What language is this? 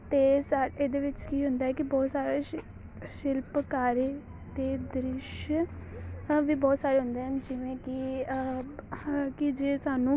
Punjabi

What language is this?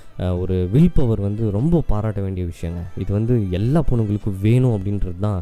Tamil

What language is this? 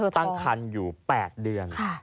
Thai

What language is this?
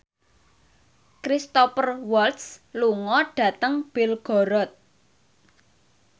Javanese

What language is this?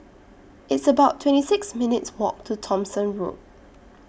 English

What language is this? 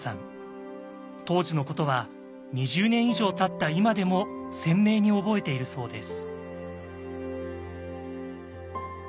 Japanese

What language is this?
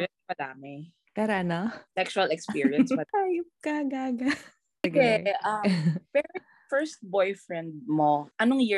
Filipino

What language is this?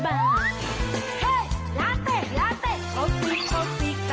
Thai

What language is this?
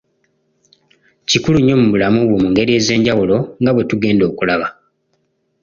Ganda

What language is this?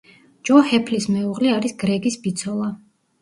Georgian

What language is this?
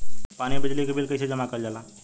Bhojpuri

